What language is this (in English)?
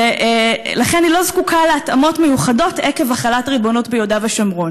Hebrew